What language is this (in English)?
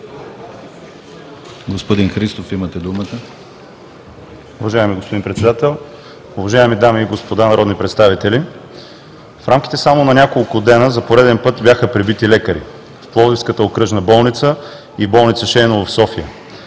Bulgarian